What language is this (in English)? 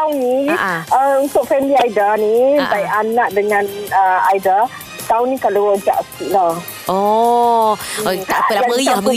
Malay